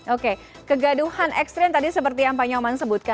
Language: Indonesian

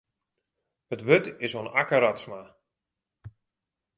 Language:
Western Frisian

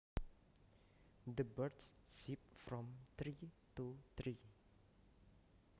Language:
Javanese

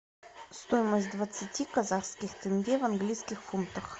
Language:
Russian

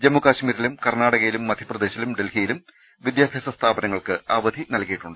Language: Malayalam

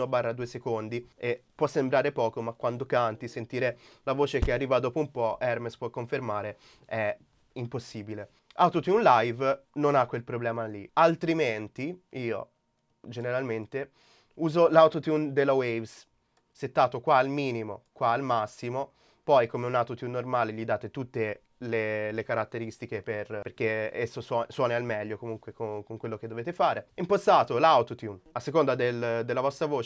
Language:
Italian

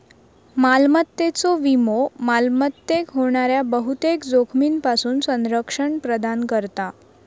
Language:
Marathi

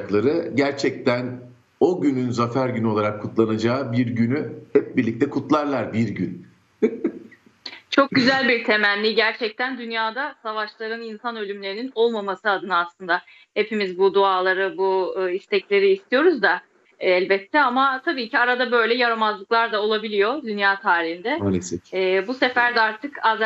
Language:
Turkish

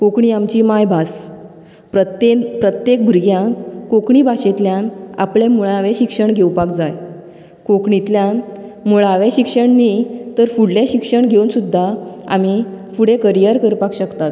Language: Konkani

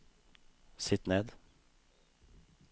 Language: Norwegian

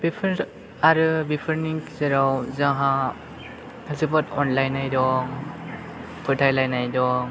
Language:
Bodo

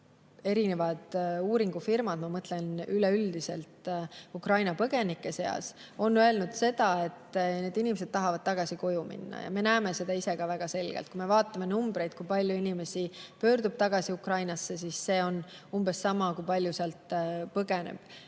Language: Estonian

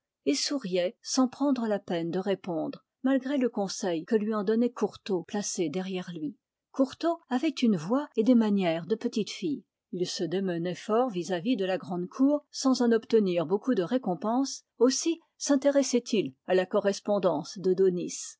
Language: French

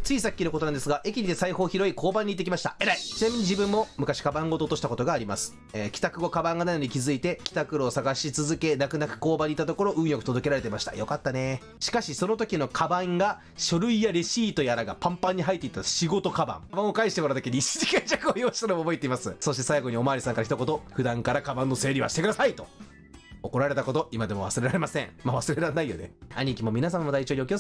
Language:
Japanese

